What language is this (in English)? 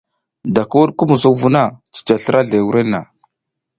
South Giziga